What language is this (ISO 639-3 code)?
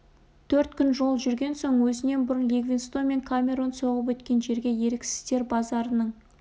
kaz